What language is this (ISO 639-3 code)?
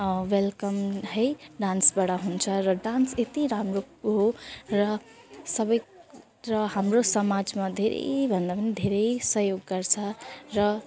nep